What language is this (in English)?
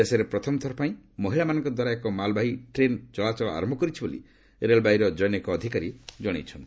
Odia